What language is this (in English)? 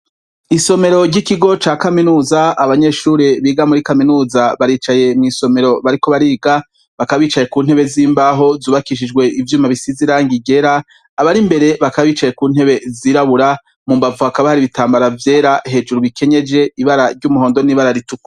Rundi